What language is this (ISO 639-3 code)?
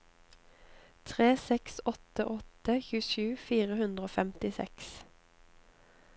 nor